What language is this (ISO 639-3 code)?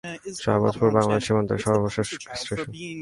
ben